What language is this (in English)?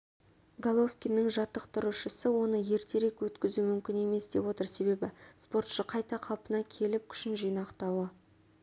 Kazakh